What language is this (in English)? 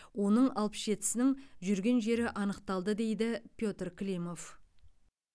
Kazakh